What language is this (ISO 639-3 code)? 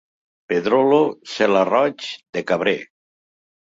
cat